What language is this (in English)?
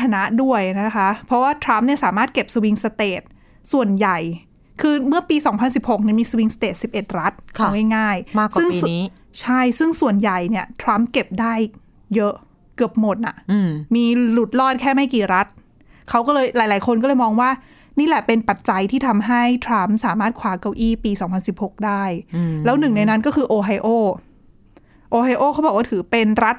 Thai